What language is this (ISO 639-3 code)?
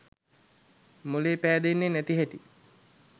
sin